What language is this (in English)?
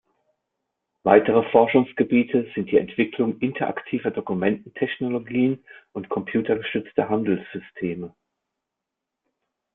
German